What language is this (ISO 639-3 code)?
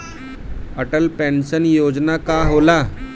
bho